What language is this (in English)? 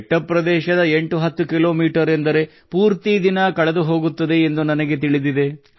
Kannada